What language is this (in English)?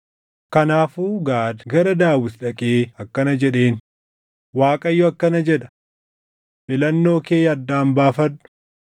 Oromo